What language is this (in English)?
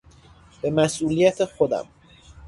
Persian